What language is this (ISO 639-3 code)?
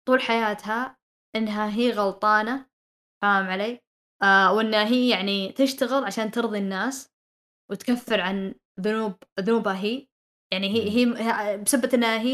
ara